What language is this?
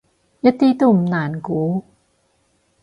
Cantonese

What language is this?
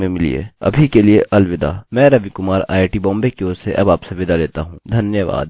Hindi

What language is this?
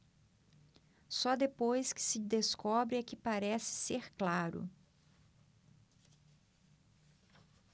Portuguese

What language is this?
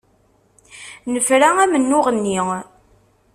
Kabyle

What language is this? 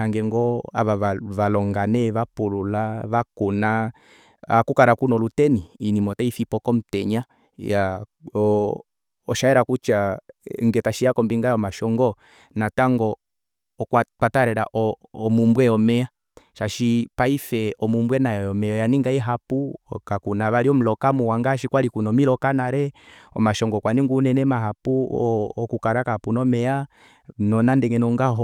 Kuanyama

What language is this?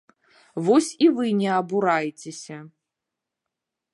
Belarusian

